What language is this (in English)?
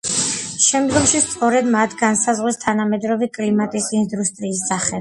Georgian